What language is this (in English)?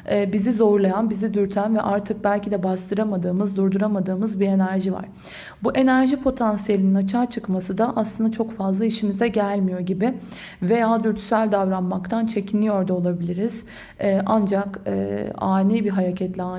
Turkish